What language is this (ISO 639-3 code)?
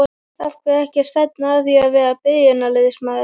isl